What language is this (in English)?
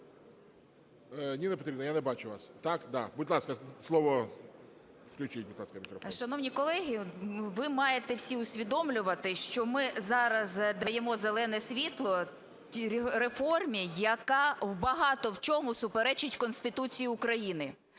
Ukrainian